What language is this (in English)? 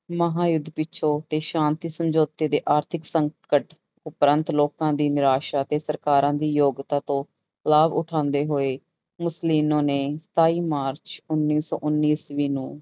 Punjabi